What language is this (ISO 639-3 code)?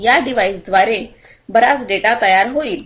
mar